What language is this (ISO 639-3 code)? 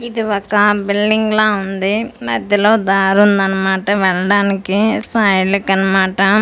tel